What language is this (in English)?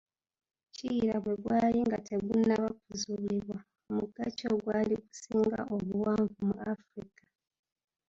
Ganda